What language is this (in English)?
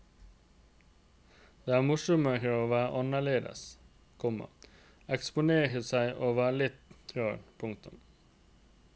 Norwegian